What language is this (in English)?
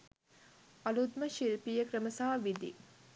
Sinhala